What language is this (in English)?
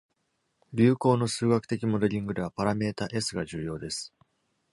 Japanese